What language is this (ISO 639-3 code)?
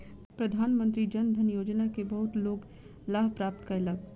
mai